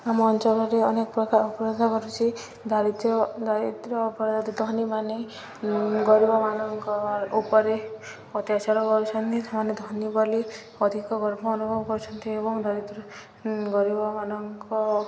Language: Odia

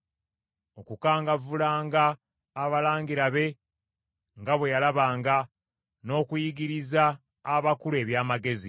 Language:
Ganda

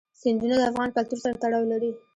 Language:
Pashto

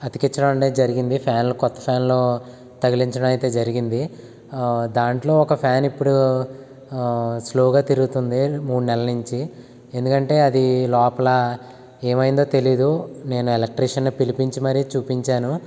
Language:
Telugu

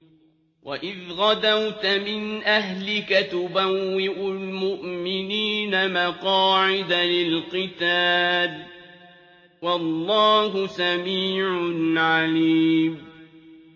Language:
Arabic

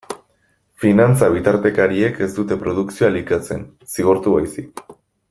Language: Basque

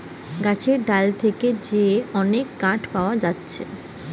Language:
Bangla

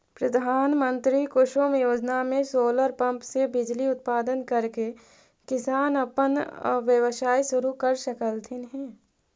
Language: Magahi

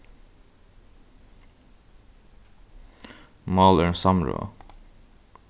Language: Faroese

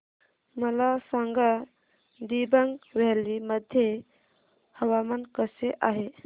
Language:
Marathi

